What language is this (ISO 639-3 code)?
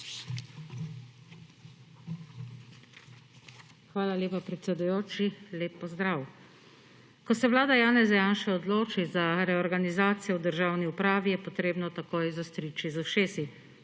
slv